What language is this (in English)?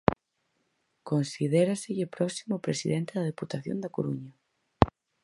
Galician